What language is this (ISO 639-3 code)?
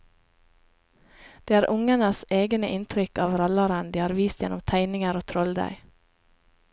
nor